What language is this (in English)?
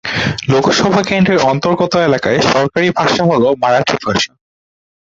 Bangla